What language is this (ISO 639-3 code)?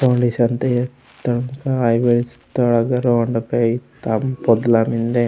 gon